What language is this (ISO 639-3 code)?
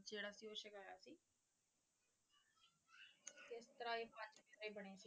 pan